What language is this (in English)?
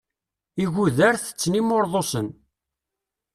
Kabyle